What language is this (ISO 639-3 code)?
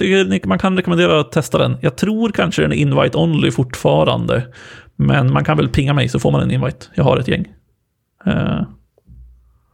swe